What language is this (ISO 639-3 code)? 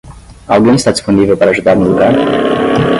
por